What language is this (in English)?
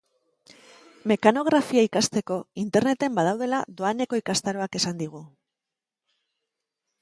Basque